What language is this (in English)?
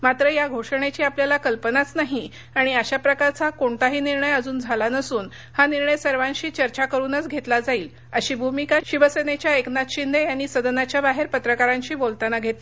Marathi